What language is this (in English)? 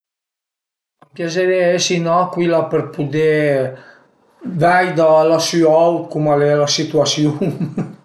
Piedmontese